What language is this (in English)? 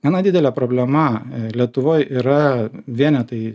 Lithuanian